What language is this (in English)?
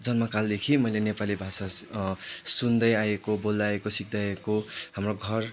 Nepali